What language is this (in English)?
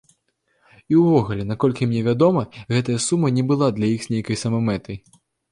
Belarusian